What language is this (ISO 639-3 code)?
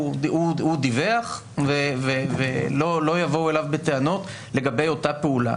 heb